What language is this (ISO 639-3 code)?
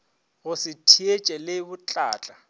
nso